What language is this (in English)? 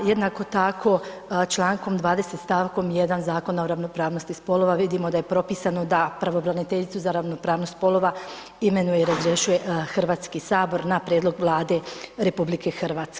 Croatian